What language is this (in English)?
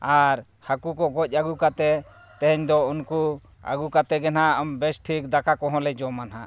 Santali